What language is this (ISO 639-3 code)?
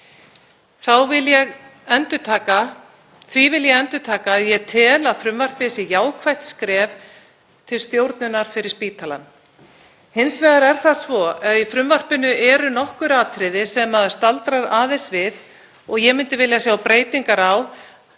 isl